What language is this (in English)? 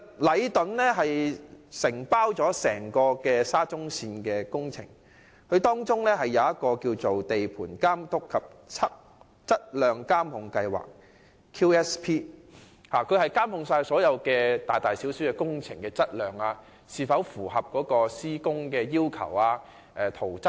Cantonese